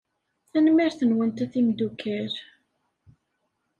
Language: Kabyle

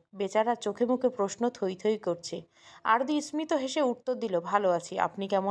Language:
Bangla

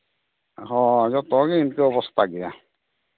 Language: Santali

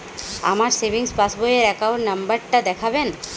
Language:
Bangla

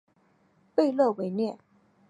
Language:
Chinese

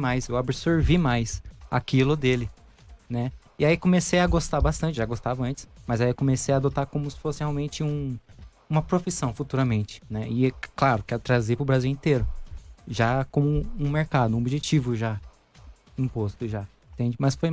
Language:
Portuguese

